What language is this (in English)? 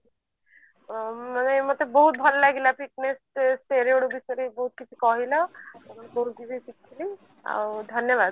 Odia